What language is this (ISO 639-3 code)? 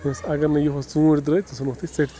kas